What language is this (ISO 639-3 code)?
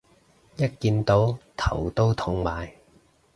yue